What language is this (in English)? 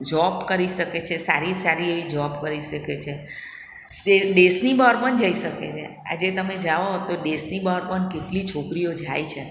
Gujarati